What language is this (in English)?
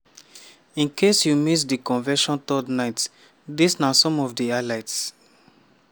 Nigerian Pidgin